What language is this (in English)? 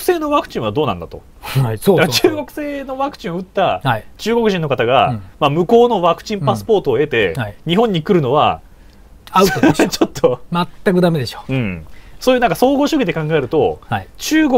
Japanese